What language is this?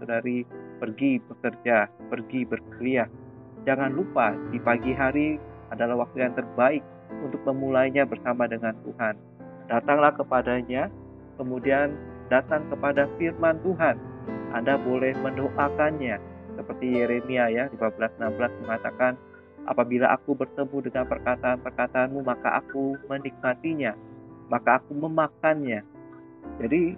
Indonesian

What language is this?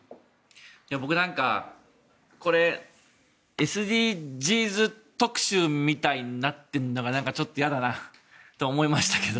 Japanese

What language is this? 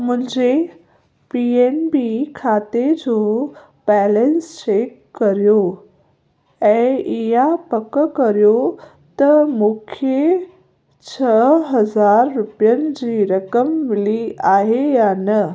Sindhi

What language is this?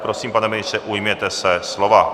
Czech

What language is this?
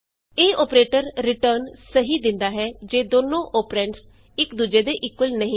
Punjabi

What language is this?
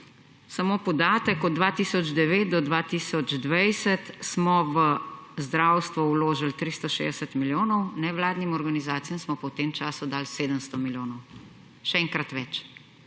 Slovenian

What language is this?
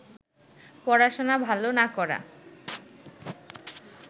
Bangla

